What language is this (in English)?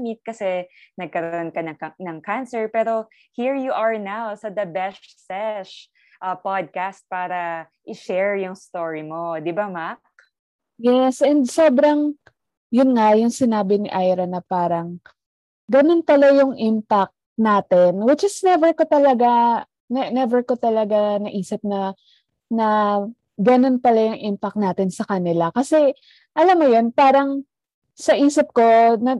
Filipino